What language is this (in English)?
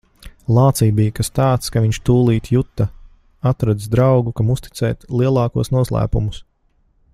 Latvian